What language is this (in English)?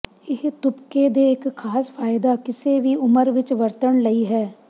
Punjabi